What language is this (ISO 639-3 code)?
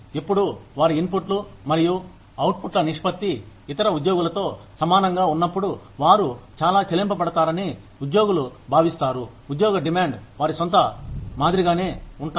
tel